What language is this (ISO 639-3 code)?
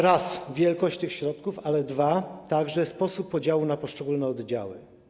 pol